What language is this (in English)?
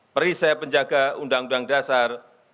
Indonesian